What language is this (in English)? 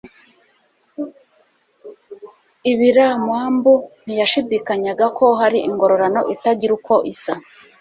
Kinyarwanda